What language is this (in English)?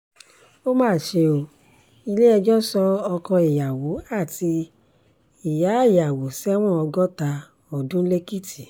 Yoruba